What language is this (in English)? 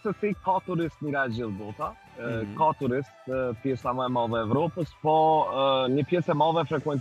Romanian